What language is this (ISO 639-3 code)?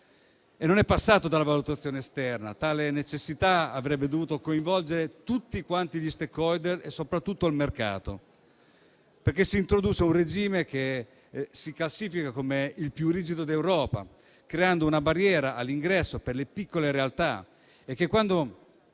ita